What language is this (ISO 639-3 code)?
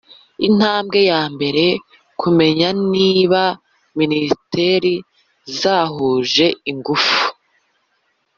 kin